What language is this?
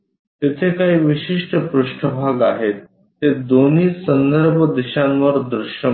Marathi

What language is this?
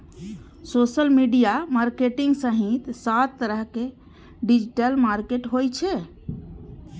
Maithili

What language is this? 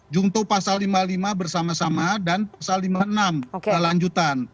Indonesian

